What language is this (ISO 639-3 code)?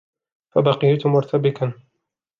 ara